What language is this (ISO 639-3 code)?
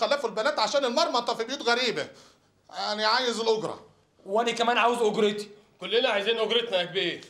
ara